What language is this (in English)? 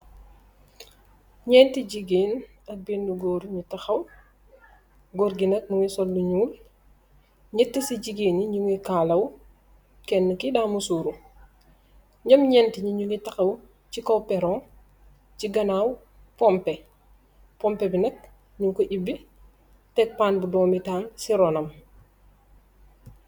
Wolof